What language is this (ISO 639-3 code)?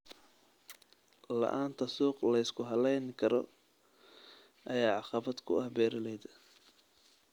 som